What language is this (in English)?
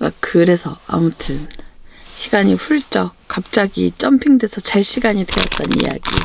Korean